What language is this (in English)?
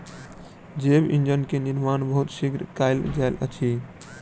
Maithili